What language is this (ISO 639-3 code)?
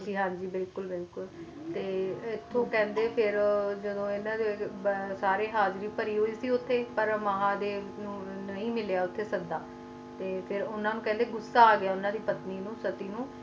pan